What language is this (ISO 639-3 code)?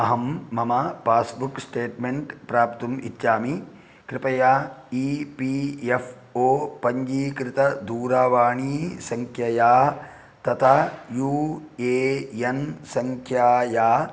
san